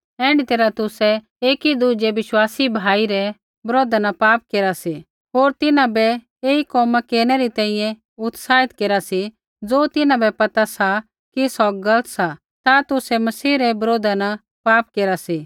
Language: Kullu Pahari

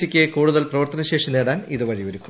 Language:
Malayalam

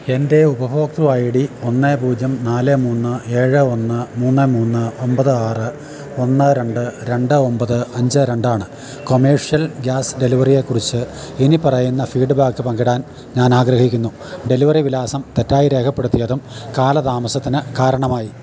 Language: Malayalam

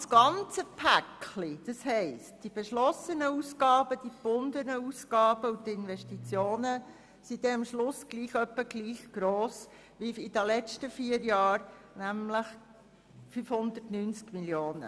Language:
Swiss German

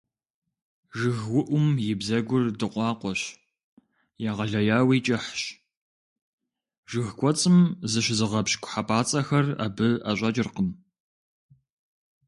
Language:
Kabardian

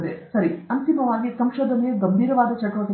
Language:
Kannada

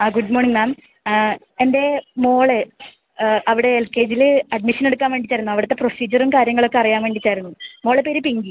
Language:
Malayalam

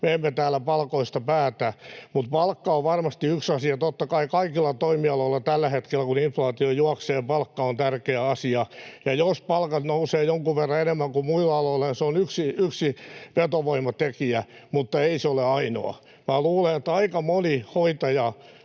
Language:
Finnish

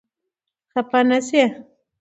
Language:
Pashto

